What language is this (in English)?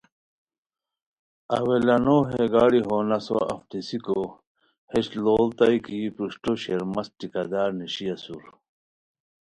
Khowar